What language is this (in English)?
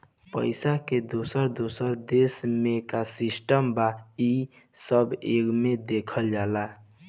Bhojpuri